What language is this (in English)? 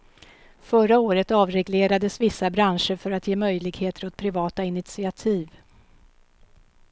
Swedish